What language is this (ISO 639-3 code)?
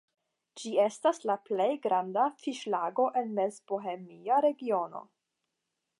epo